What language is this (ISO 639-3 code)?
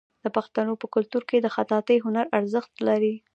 pus